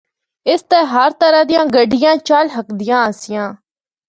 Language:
Northern Hindko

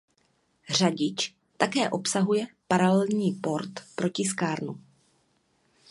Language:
Czech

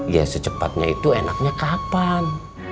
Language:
Indonesian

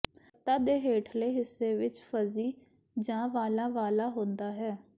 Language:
Punjabi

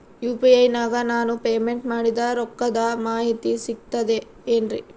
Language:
Kannada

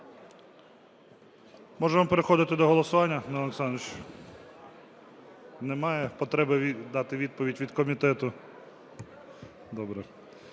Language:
Ukrainian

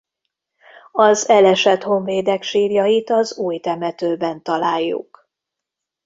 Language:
Hungarian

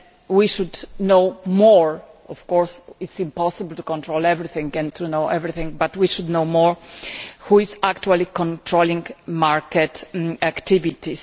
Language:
English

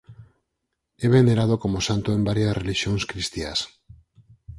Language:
Galician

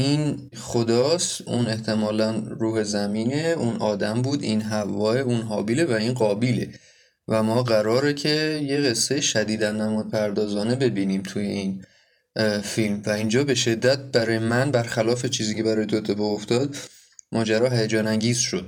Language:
Persian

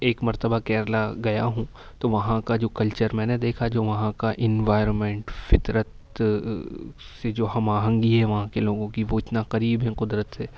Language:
Urdu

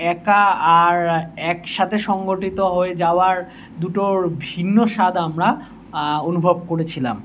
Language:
Bangla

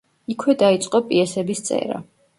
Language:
Georgian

